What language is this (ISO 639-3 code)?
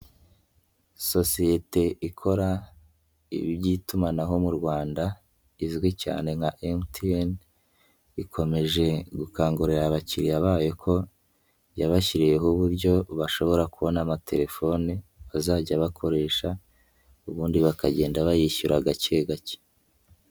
kin